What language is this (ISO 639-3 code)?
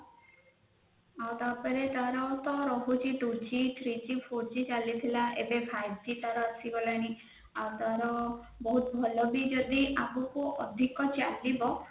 ori